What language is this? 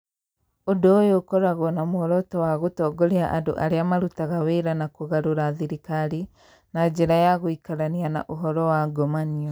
Kikuyu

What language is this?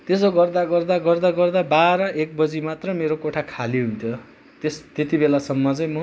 Nepali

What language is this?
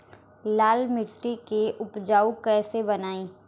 Bhojpuri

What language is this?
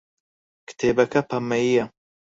Central Kurdish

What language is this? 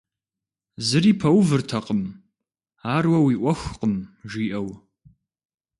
Kabardian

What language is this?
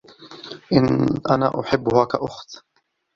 Arabic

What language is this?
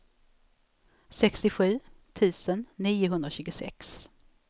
Swedish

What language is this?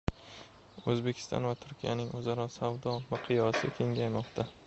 Uzbek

